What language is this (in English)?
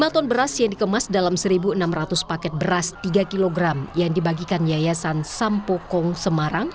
Indonesian